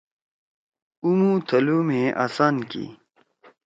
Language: Torwali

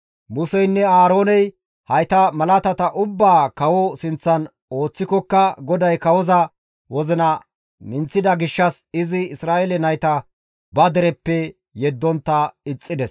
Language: Gamo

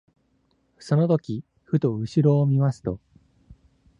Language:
Japanese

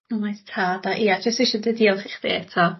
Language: Welsh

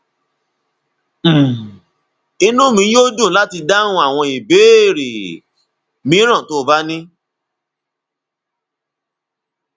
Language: Yoruba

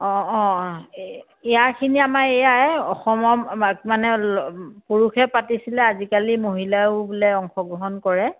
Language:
Assamese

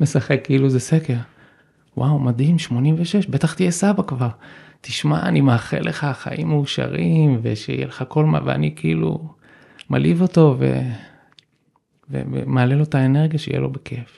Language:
Hebrew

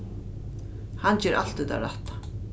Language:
Faroese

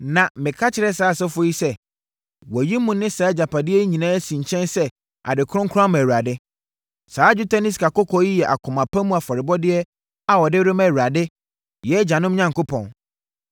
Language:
Akan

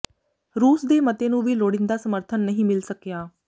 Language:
Punjabi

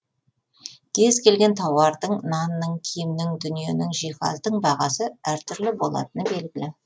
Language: Kazakh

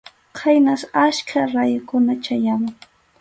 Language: Arequipa-La Unión Quechua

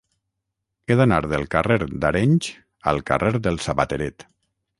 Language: Catalan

